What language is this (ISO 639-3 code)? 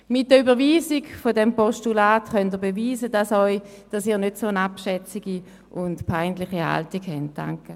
gsw